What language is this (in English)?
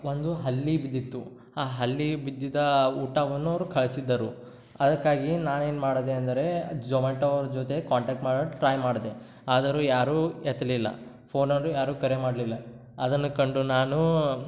Kannada